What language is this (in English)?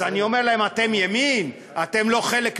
Hebrew